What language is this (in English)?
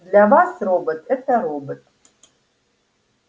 Russian